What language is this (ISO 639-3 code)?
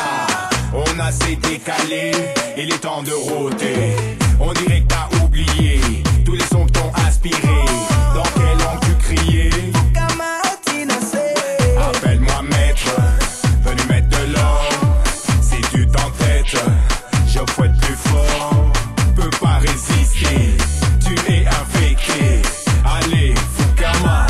ara